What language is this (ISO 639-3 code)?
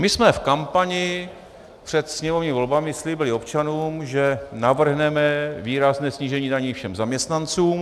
ces